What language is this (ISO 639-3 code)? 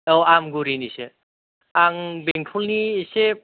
brx